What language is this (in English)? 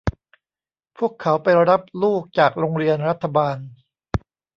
Thai